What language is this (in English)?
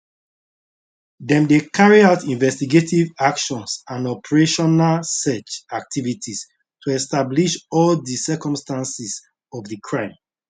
Nigerian Pidgin